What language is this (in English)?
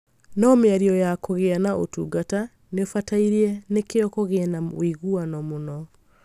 Kikuyu